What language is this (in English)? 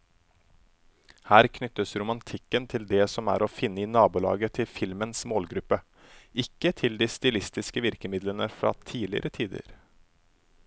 Norwegian